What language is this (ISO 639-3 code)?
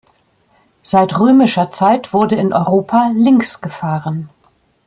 deu